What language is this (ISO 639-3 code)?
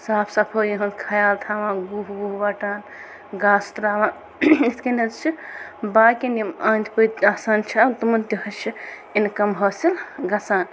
kas